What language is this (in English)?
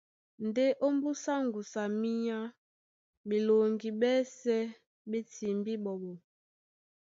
Duala